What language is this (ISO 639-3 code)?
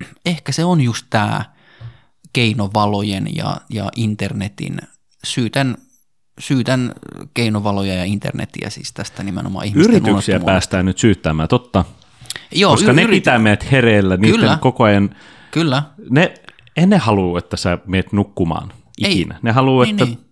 fin